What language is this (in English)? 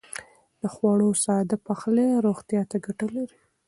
Pashto